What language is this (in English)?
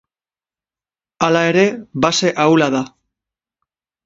Basque